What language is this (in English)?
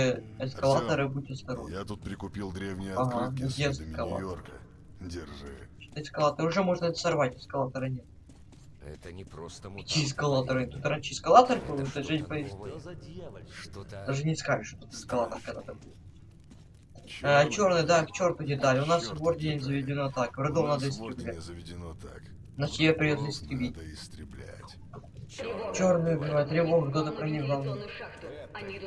Russian